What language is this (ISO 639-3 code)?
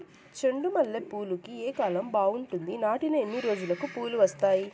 tel